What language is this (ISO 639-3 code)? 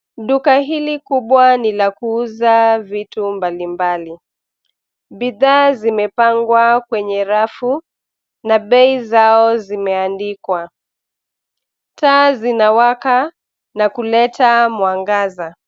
swa